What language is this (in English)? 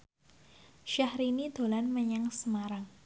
Javanese